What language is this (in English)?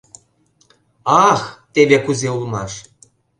Mari